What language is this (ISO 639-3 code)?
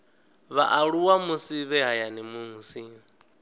ven